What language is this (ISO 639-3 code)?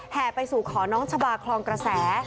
tha